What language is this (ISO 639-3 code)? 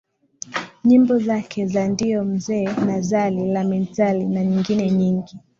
swa